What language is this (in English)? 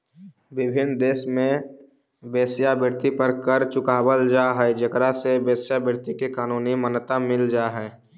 Magahi